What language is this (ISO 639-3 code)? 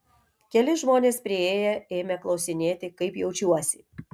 lit